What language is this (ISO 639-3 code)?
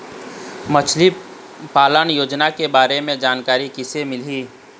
hne